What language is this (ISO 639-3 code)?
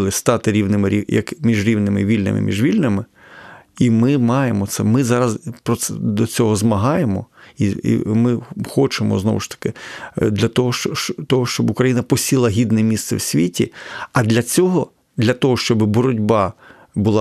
ukr